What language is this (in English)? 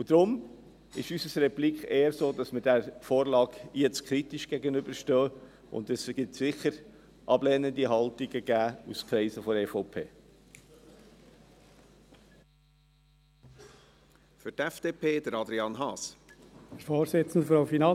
Swiss German